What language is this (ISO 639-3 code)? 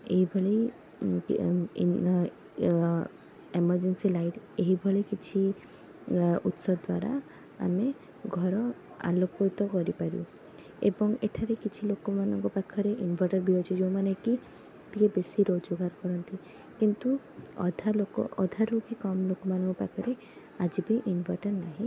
ori